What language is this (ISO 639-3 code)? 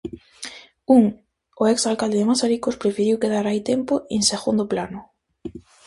glg